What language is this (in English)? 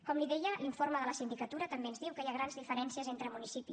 Catalan